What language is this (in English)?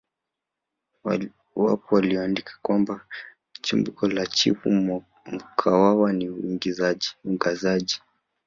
Swahili